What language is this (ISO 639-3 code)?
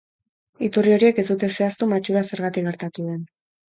eus